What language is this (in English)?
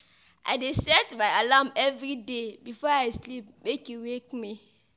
Nigerian Pidgin